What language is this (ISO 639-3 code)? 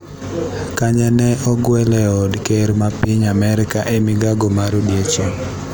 luo